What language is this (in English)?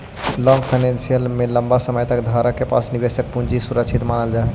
Magahi